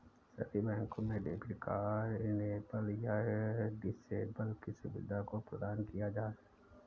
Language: Hindi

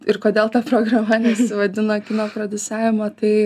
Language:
Lithuanian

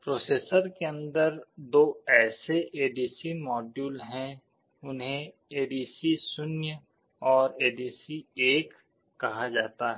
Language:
Hindi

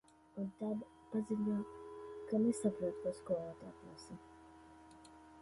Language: Latvian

